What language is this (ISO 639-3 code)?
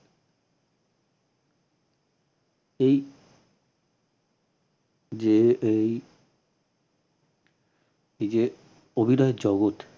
ben